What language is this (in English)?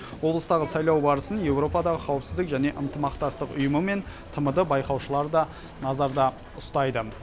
Kazakh